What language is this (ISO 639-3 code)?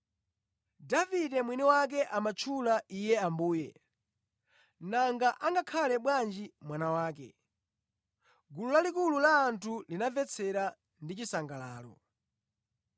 nya